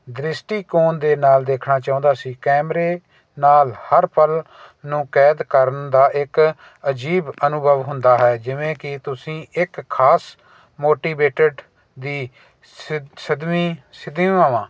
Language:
Punjabi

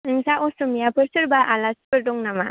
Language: Bodo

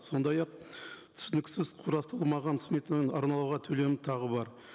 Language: Kazakh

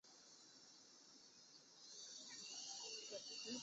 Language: Chinese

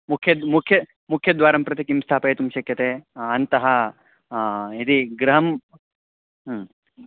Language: Sanskrit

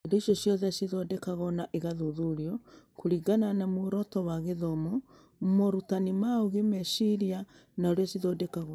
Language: Kikuyu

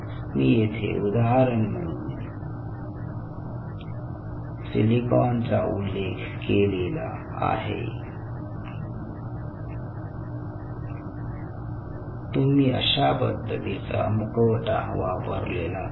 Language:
Marathi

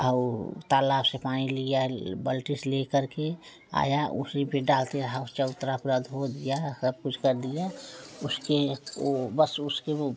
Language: Hindi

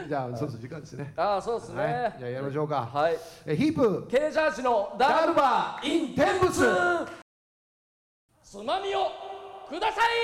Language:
Japanese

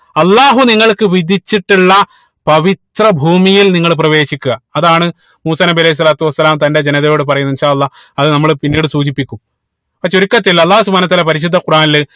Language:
Malayalam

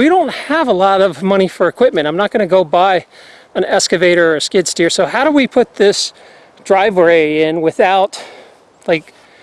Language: English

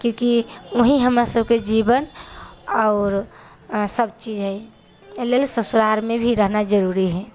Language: Maithili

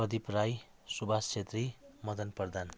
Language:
Nepali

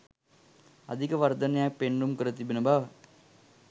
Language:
Sinhala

